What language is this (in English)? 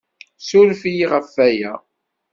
Kabyle